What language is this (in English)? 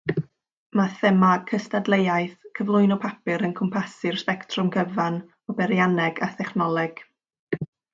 Welsh